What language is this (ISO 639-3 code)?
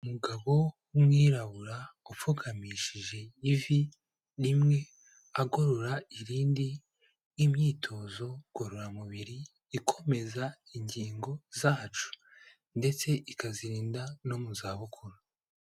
kin